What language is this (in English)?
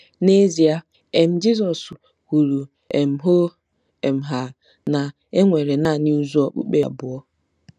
Igbo